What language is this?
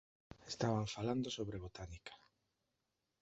Galician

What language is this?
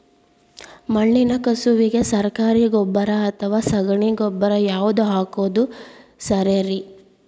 Kannada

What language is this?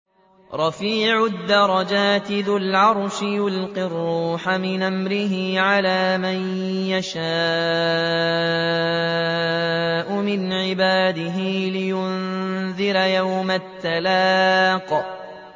Arabic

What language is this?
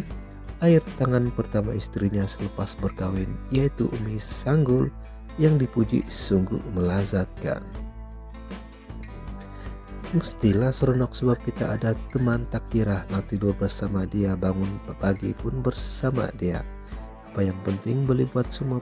Indonesian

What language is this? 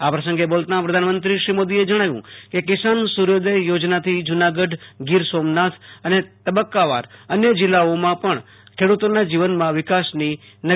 Gujarati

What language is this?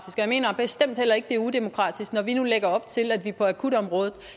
Danish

